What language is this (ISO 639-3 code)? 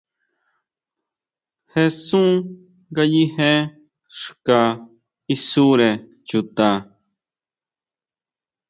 mau